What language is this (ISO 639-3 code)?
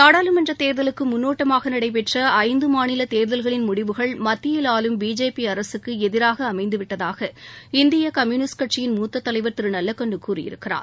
tam